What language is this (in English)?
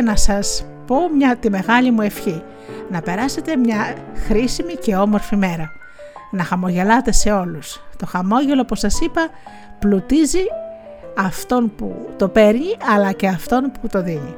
Greek